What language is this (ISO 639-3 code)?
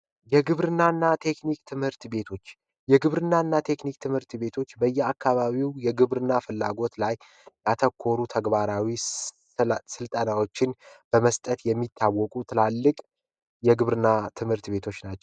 amh